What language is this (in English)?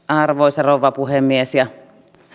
Finnish